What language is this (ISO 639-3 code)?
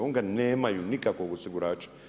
hrv